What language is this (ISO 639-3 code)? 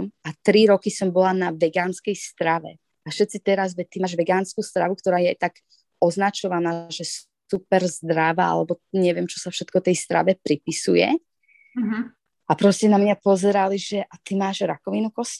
slk